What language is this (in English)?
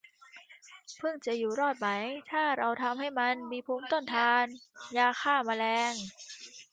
Thai